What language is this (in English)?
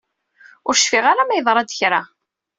Kabyle